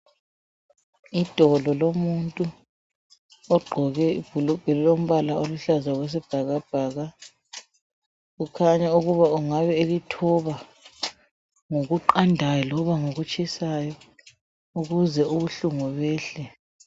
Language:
North Ndebele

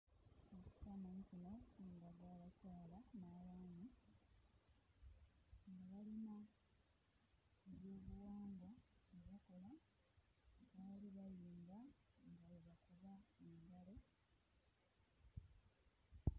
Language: Ganda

